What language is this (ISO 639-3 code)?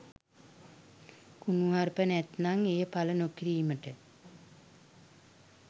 sin